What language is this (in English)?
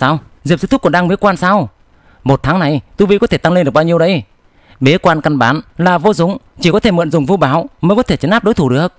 Vietnamese